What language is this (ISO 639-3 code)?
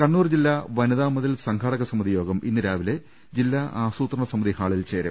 mal